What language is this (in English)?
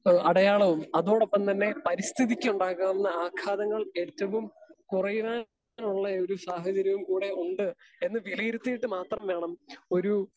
Malayalam